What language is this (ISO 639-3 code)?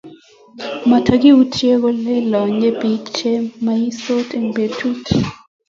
kln